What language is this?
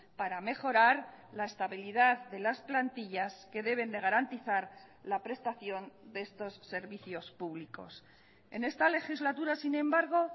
Spanish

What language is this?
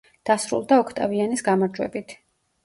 Georgian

